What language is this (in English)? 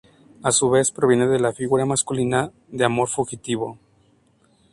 Spanish